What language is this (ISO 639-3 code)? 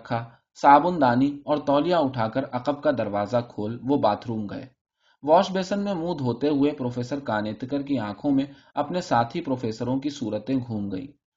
urd